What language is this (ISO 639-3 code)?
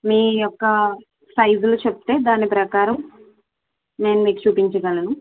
tel